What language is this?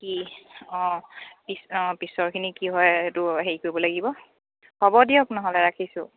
Assamese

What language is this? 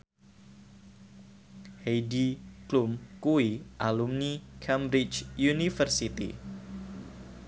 Javanese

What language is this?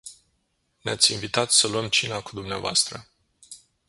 Romanian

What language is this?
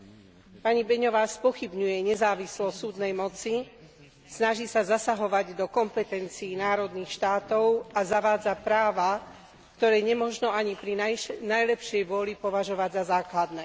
Slovak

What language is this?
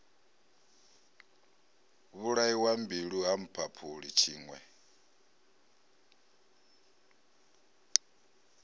Venda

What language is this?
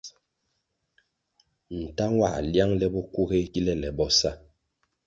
Kwasio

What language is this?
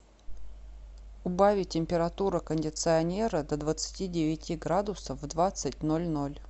Russian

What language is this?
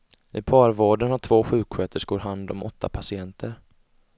Swedish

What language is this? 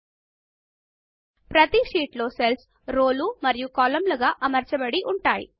Telugu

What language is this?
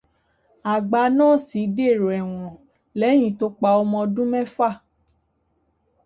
Yoruba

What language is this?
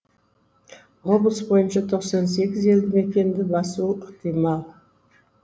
Kazakh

